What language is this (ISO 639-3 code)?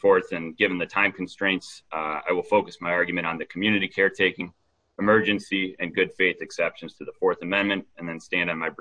eng